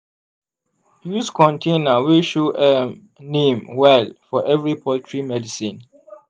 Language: Nigerian Pidgin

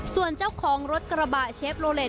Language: Thai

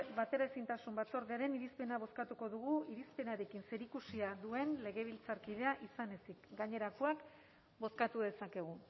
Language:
Basque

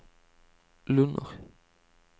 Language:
Norwegian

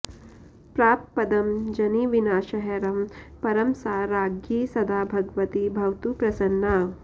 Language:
Sanskrit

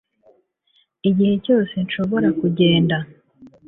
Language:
Kinyarwanda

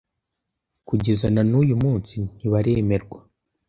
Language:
Kinyarwanda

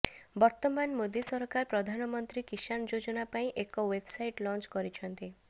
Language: Odia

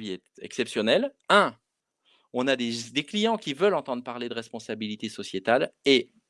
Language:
French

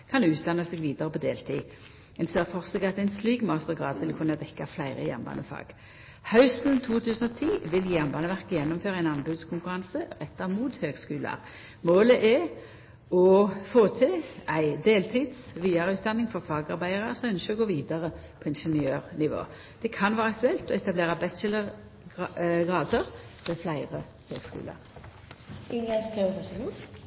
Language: Norwegian Nynorsk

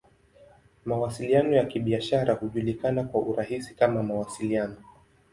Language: Swahili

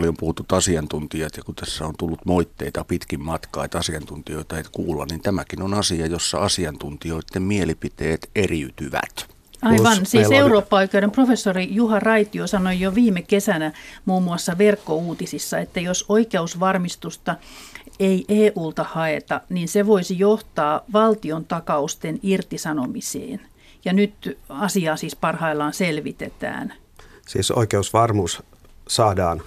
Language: Finnish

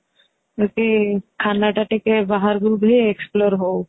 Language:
Odia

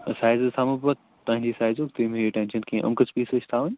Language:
Kashmiri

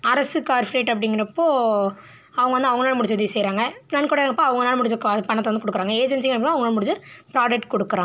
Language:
Tamil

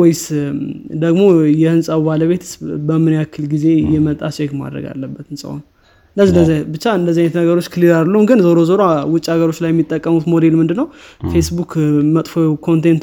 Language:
Amharic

